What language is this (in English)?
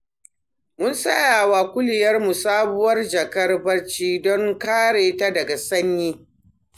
Hausa